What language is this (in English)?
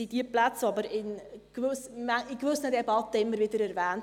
Swiss German